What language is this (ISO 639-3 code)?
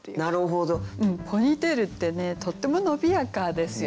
jpn